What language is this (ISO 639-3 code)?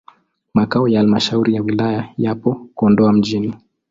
swa